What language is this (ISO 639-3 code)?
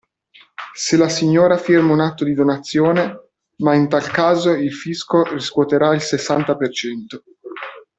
ita